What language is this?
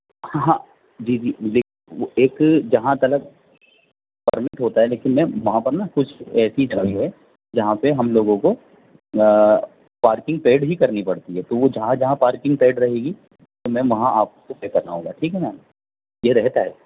Urdu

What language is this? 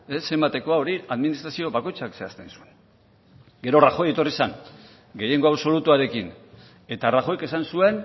Basque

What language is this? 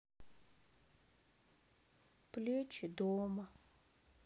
Russian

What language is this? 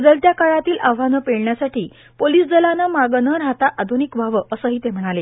Marathi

